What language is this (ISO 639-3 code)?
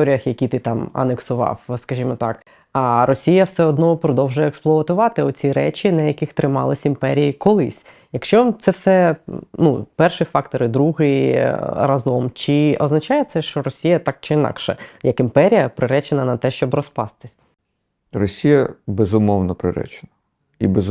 ukr